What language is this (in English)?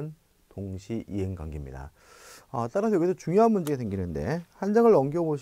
Korean